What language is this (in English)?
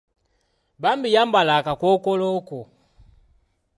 Ganda